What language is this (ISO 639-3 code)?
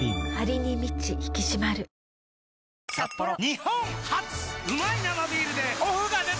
jpn